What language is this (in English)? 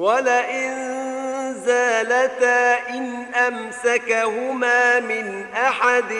Arabic